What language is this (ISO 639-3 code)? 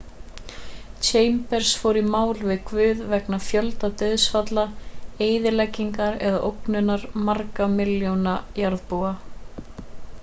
isl